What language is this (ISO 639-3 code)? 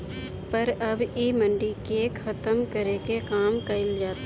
bho